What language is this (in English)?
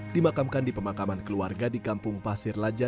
Indonesian